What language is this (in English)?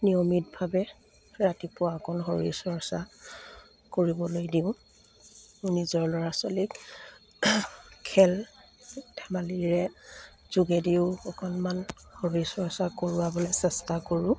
Assamese